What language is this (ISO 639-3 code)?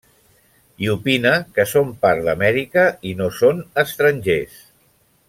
cat